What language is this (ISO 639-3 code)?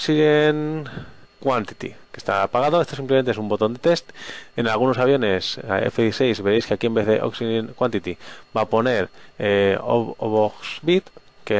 spa